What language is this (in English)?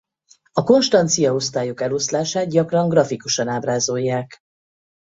Hungarian